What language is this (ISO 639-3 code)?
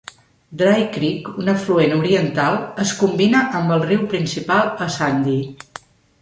cat